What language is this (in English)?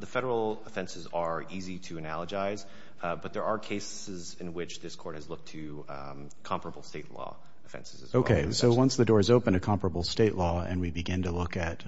English